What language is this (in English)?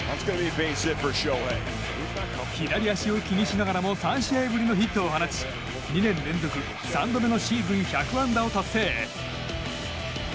Japanese